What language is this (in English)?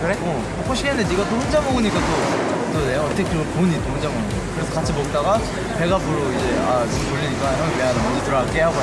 Korean